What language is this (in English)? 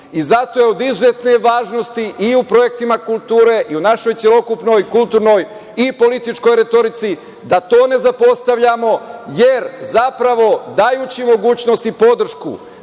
Serbian